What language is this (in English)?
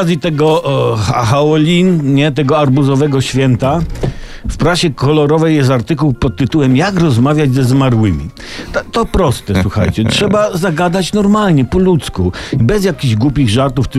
Polish